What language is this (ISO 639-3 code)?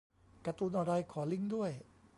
tha